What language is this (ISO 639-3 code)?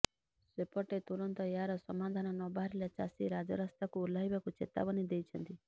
ori